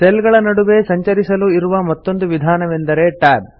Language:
Kannada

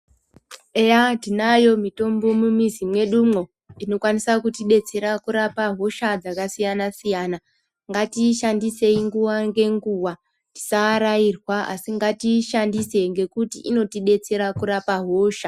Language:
Ndau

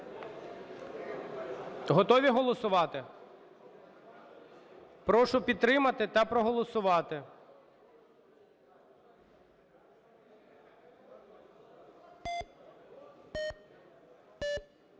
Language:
Ukrainian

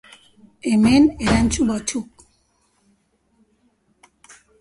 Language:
Basque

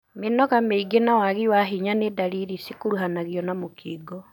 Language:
Kikuyu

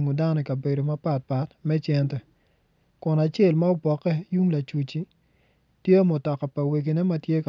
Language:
Acoli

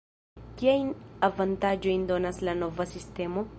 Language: Esperanto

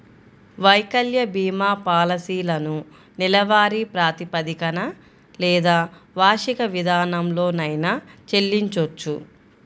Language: Telugu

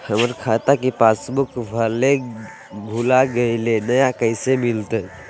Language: Magahi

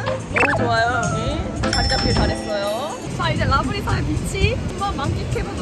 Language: Korean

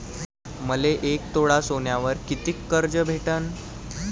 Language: Marathi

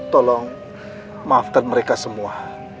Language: Indonesian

